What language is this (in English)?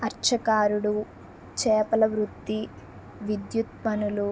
Telugu